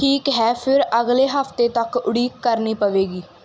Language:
Punjabi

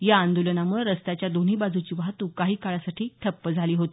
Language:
Marathi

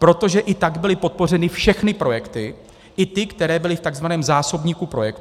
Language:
Czech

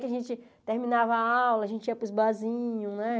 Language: Portuguese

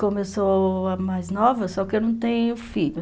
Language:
Portuguese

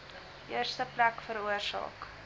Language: Afrikaans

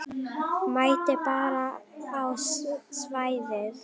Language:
Icelandic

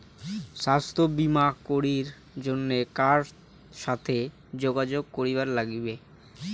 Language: Bangla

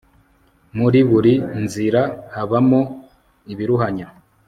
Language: Kinyarwanda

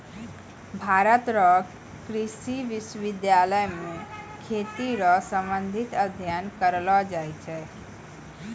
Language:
Maithili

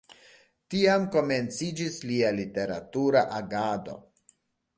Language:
Esperanto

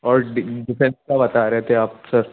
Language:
Urdu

